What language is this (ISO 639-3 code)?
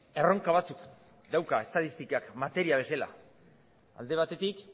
eus